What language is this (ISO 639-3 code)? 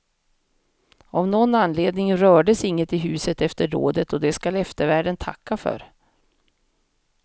swe